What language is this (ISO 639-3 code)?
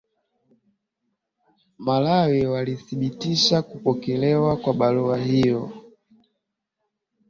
swa